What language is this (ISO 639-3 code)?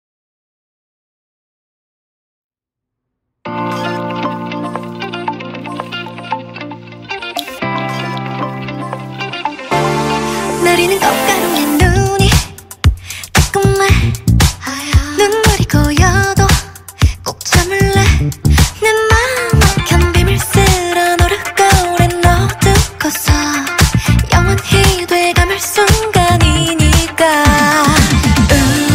vie